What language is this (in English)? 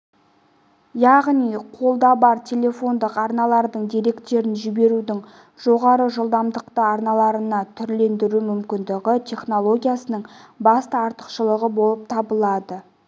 Kazakh